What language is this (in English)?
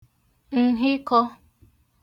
Igbo